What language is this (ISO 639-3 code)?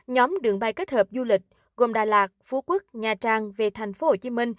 vie